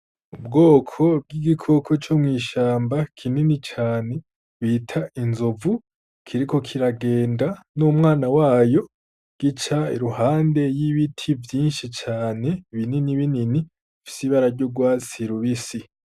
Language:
Rundi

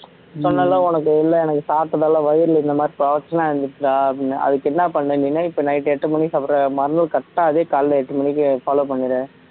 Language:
Tamil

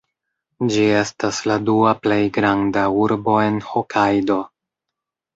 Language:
Esperanto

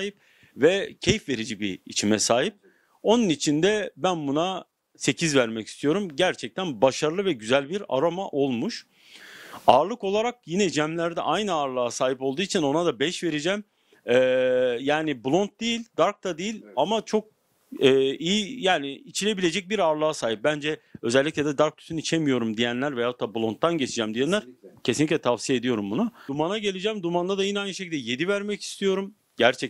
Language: Turkish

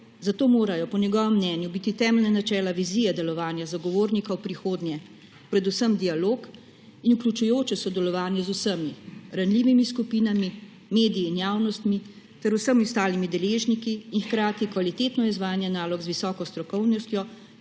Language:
Slovenian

